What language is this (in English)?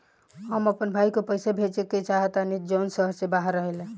Bhojpuri